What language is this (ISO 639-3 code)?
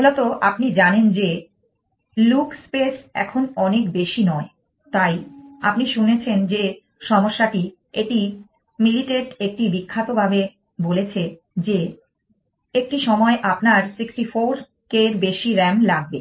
ben